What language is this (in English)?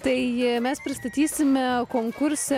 Lithuanian